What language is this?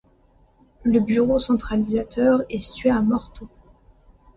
French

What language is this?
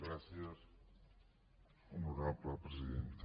Catalan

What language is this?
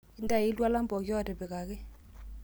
Masai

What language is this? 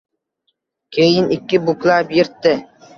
Uzbek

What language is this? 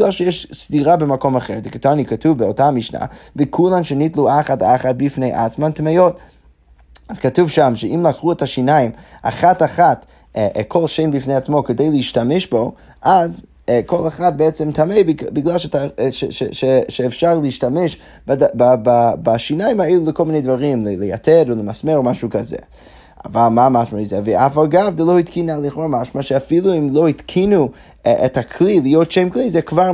Hebrew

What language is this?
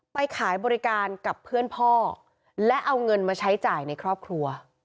Thai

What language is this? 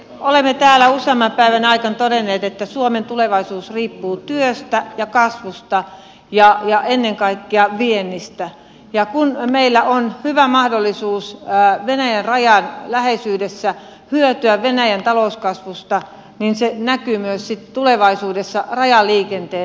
Finnish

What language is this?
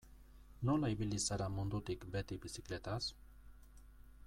Basque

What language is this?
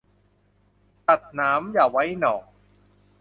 Thai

